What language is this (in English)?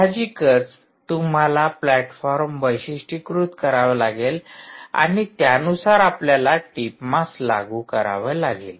Marathi